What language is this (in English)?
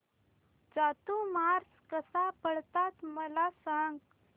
Marathi